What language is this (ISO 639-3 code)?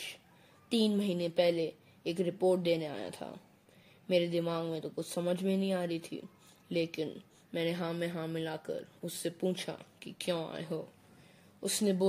hin